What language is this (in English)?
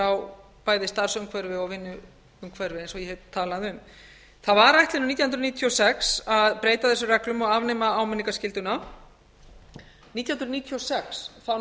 Icelandic